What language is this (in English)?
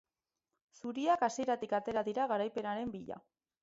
Basque